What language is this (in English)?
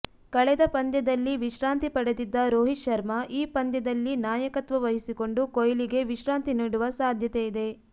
Kannada